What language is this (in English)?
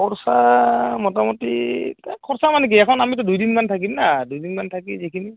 Assamese